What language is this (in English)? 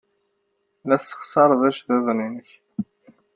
Kabyle